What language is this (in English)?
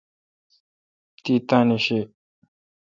Kalkoti